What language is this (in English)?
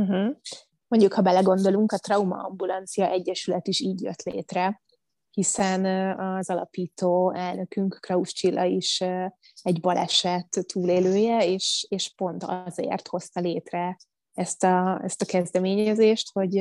Hungarian